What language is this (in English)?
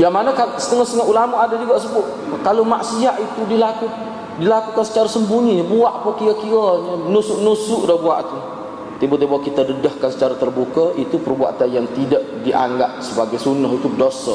Malay